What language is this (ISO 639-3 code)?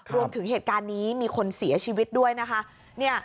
tha